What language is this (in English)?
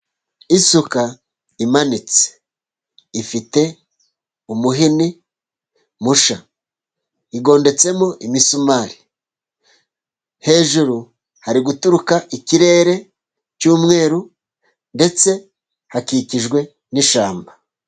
Kinyarwanda